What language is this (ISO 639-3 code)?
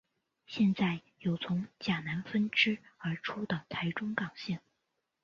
zho